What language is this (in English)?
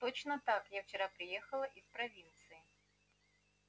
Russian